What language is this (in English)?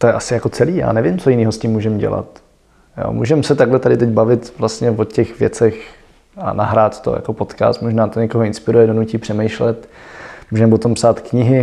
Czech